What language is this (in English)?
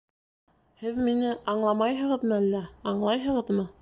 Bashkir